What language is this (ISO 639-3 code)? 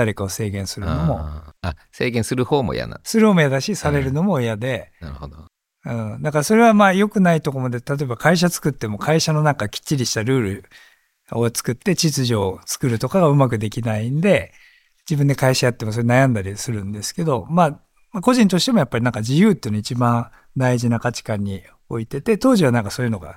jpn